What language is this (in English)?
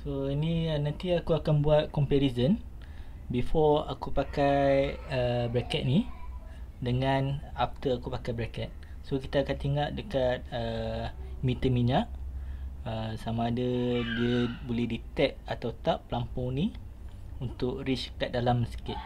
Malay